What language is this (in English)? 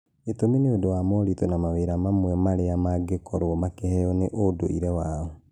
Kikuyu